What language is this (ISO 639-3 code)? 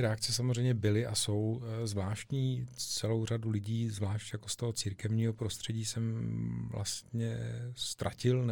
ces